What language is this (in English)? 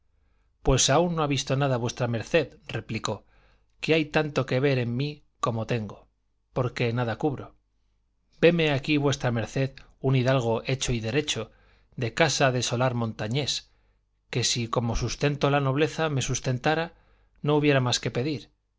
Spanish